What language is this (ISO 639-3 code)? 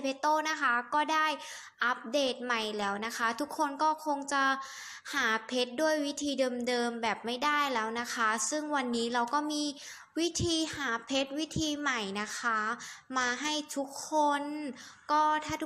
tha